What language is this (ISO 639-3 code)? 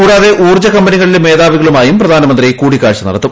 mal